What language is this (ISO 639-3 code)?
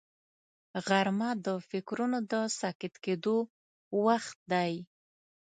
pus